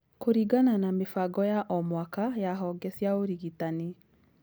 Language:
Kikuyu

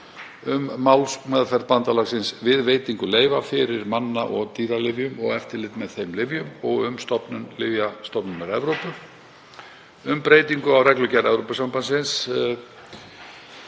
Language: Icelandic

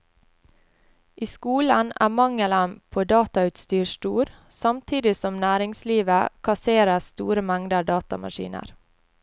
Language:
Norwegian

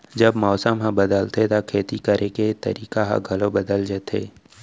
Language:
Chhattisgarhi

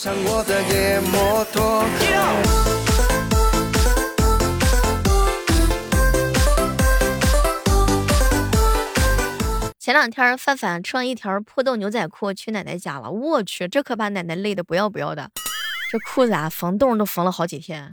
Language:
Chinese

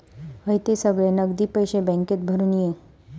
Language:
Marathi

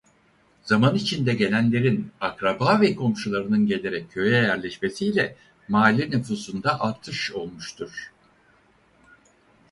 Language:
Turkish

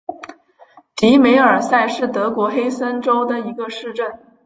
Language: Chinese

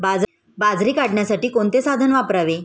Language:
Marathi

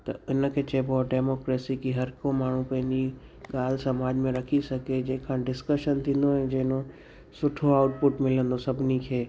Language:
Sindhi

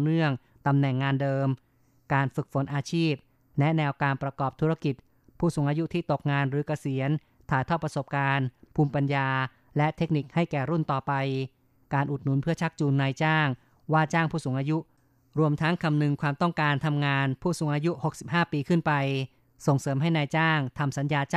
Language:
Thai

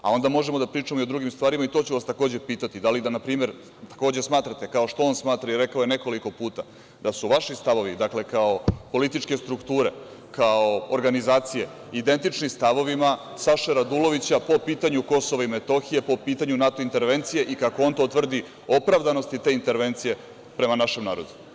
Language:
Serbian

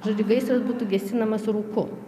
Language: Lithuanian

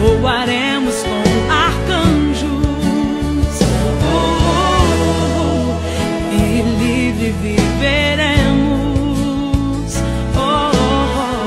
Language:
Portuguese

